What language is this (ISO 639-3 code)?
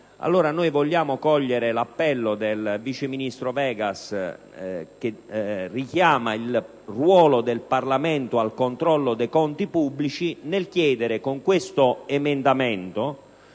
ita